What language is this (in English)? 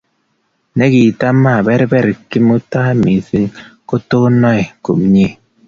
Kalenjin